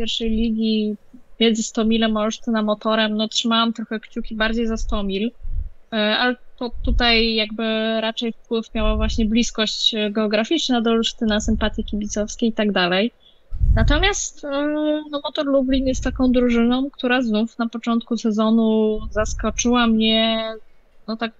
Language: Polish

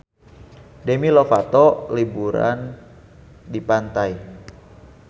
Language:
Sundanese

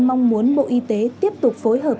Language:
Vietnamese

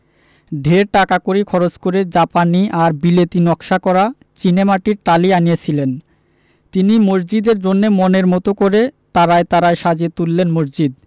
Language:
Bangla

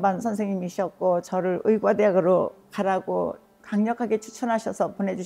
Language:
Korean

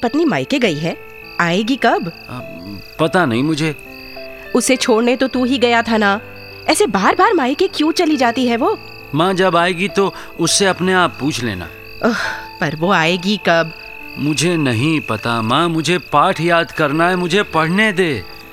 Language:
Hindi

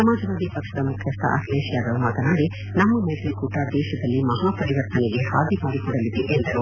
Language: Kannada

